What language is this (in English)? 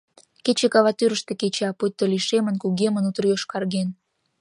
Mari